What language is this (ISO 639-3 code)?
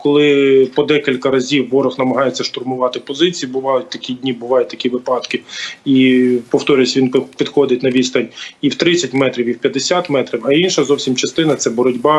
ukr